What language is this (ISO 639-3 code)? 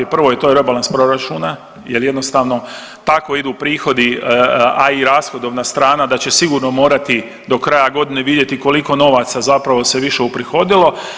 hrv